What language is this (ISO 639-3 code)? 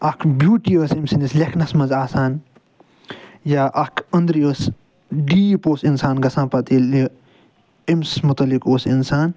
kas